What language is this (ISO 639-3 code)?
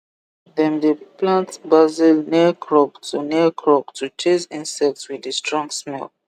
pcm